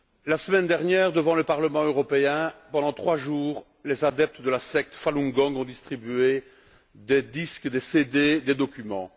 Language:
French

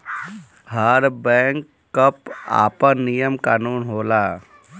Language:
Bhojpuri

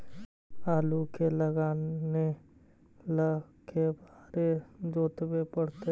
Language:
Magahi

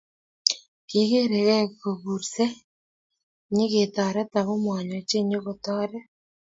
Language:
Kalenjin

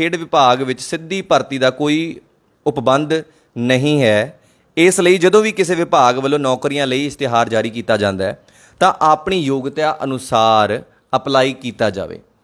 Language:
Hindi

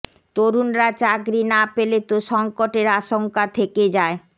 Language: Bangla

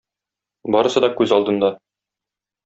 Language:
Tatar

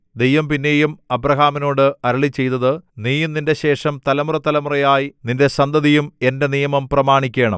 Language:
Malayalam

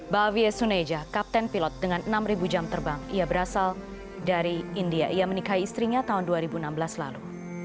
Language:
Indonesian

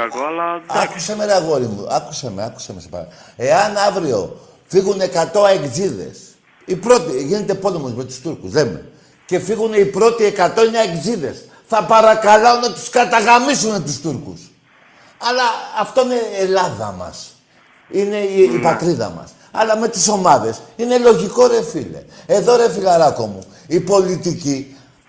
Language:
Greek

